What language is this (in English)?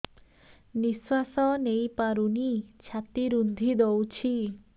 Odia